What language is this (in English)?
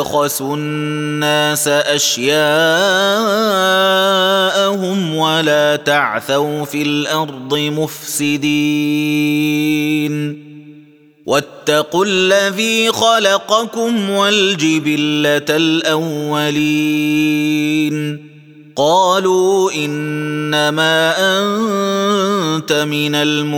Arabic